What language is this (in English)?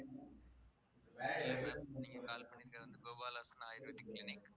Tamil